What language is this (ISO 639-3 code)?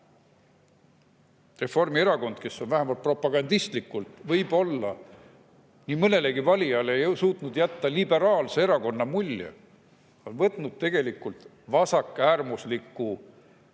est